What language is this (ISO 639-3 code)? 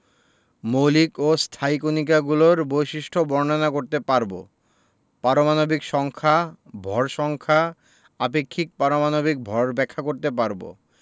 ben